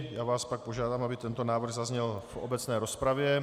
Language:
Czech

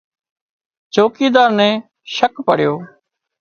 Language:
Wadiyara Koli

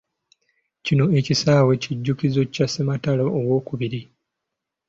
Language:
Ganda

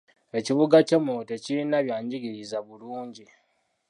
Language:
Ganda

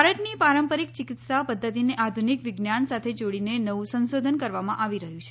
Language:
Gujarati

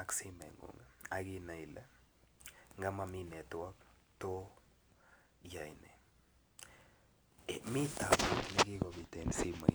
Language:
Kalenjin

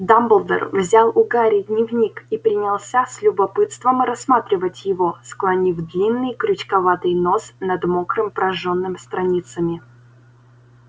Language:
Russian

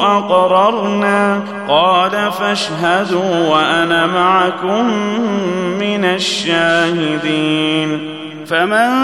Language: Arabic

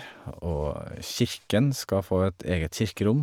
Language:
Norwegian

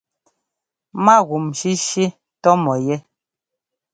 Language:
Ngomba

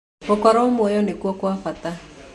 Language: Kikuyu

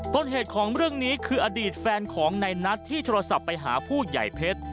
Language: Thai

